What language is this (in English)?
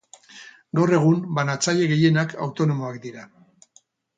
Basque